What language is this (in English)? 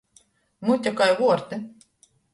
Latgalian